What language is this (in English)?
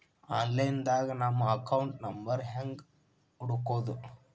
Kannada